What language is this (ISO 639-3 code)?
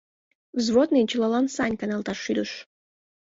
chm